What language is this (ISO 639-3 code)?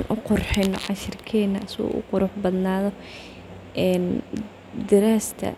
som